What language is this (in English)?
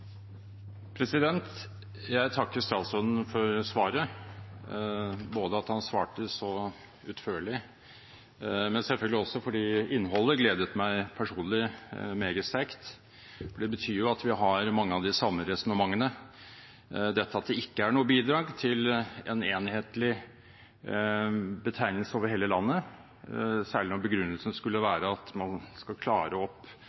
Norwegian Bokmål